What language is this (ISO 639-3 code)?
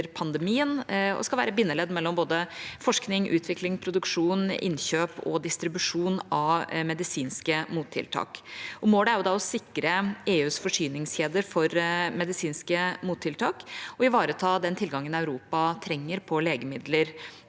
nor